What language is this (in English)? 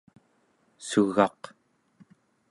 Central Yupik